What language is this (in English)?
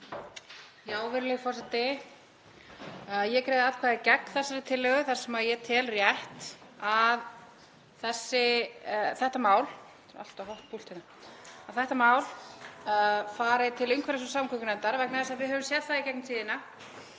Icelandic